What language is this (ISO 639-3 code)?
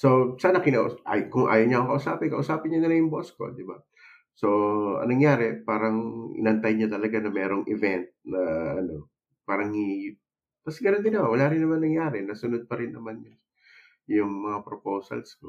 fil